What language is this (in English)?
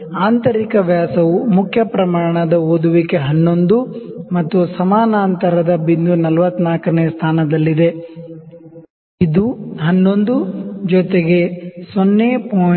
Kannada